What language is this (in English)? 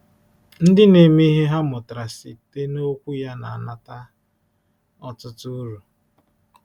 Igbo